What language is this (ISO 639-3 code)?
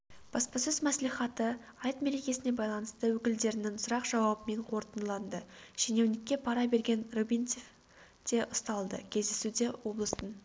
kaz